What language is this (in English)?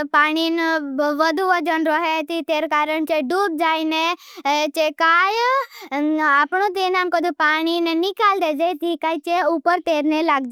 Bhili